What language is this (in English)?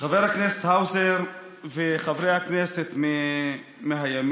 Hebrew